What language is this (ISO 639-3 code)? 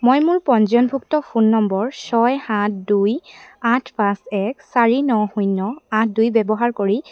asm